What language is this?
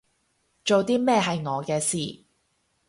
Cantonese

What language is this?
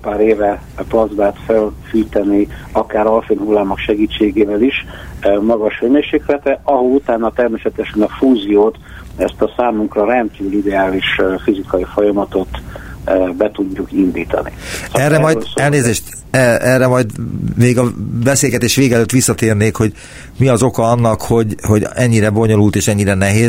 Hungarian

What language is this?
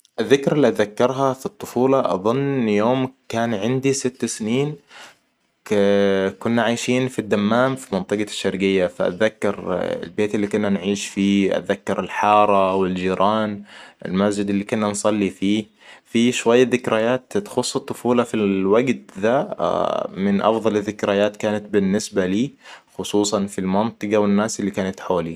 Hijazi Arabic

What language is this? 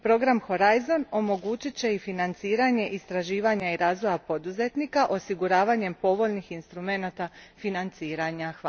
Croatian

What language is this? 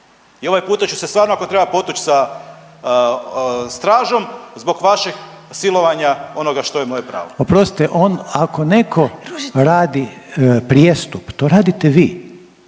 Croatian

